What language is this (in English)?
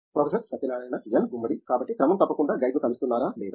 Telugu